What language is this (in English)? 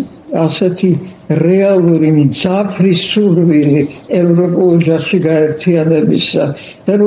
Polish